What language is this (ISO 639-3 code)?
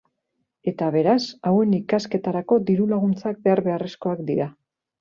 eus